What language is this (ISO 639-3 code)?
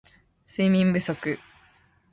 jpn